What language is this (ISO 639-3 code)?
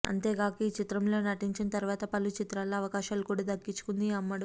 tel